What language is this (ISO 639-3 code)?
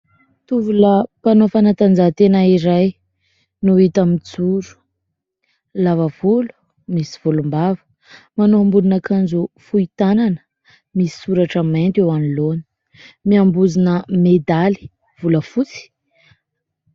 mlg